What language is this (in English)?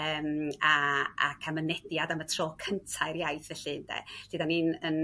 Welsh